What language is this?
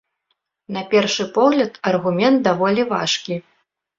Belarusian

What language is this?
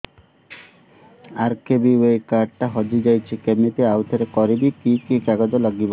Odia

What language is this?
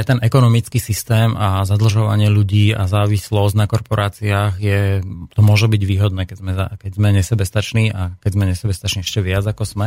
Slovak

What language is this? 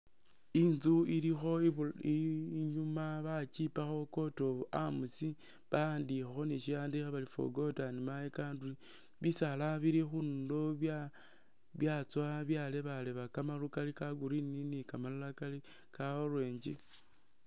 Masaaba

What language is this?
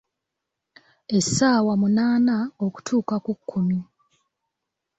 Ganda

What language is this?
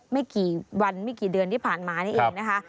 Thai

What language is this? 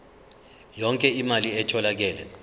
Zulu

